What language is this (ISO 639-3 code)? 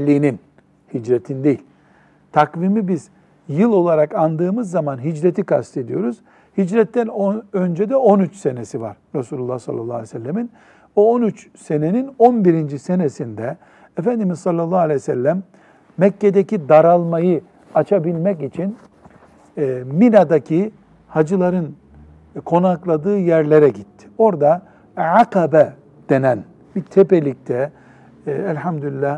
tur